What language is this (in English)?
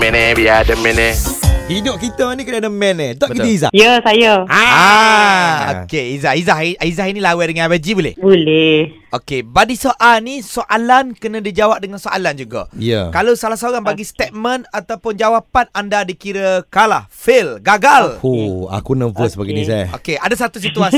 Malay